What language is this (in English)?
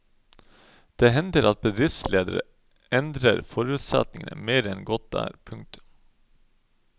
Norwegian